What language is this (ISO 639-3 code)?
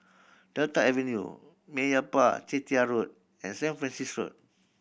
eng